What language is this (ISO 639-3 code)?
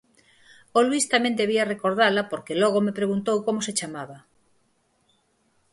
glg